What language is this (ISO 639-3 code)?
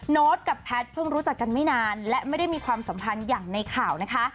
tha